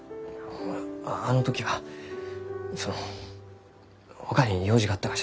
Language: Japanese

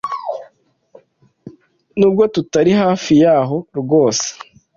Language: Kinyarwanda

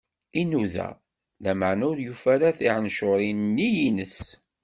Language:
Kabyle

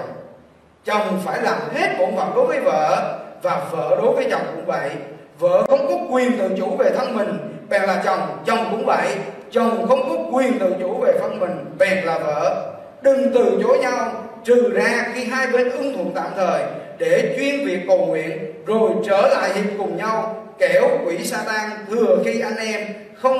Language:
Vietnamese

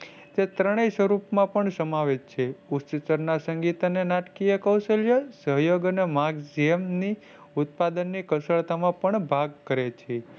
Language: Gujarati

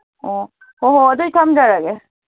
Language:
Manipuri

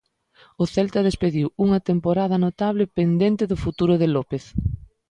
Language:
Galician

